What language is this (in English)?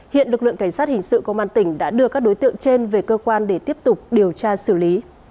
Vietnamese